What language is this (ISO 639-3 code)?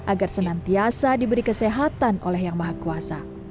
ind